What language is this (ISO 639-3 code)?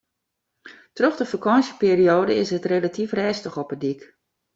fry